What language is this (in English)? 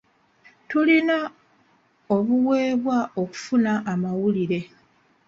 Ganda